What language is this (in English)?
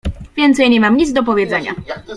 Polish